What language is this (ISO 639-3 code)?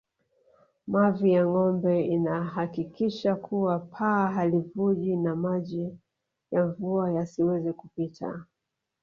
swa